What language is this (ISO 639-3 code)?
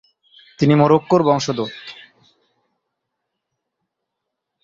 ben